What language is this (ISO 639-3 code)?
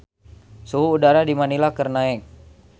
sun